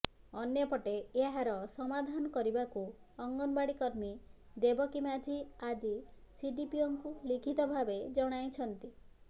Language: Odia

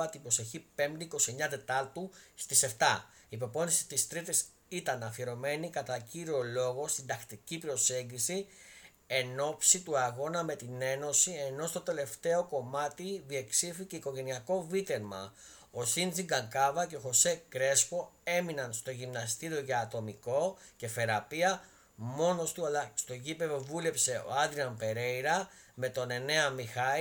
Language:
Greek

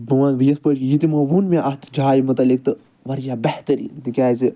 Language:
Kashmiri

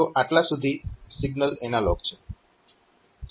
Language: Gujarati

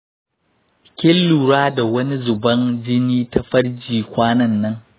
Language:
Hausa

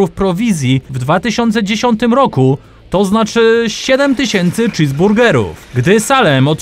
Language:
Polish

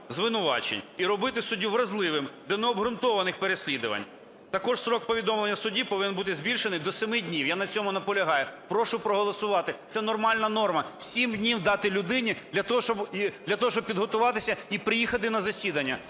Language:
Ukrainian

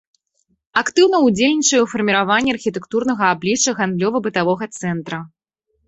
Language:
Belarusian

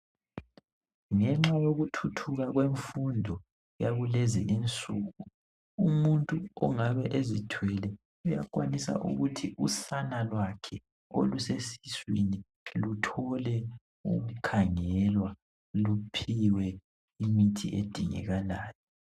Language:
North Ndebele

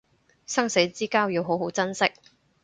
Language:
Cantonese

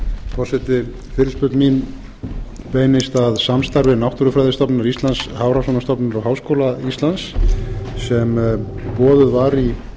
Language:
Icelandic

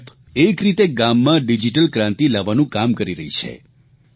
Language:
Gujarati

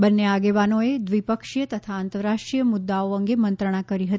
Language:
Gujarati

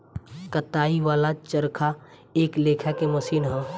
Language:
Bhojpuri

